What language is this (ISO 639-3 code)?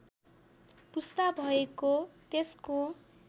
nep